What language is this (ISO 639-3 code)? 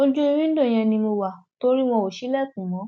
yor